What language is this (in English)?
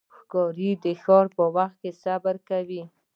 Pashto